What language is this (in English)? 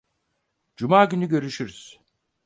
Turkish